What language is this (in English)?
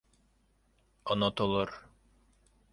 Bashkir